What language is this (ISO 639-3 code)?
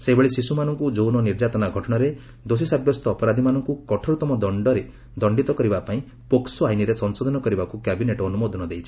ori